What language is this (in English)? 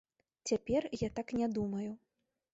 Belarusian